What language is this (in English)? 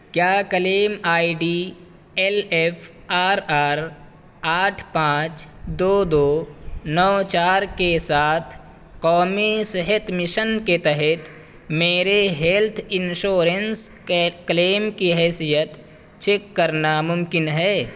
Urdu